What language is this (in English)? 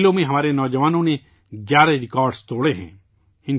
Urdu